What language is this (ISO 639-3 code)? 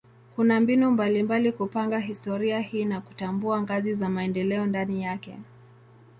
swa